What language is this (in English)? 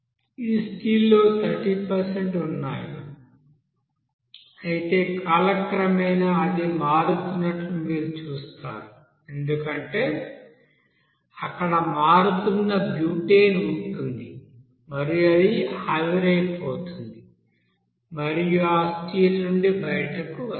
Telugu